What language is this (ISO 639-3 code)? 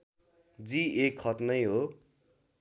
nep